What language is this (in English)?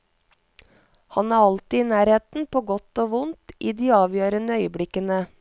Norwegian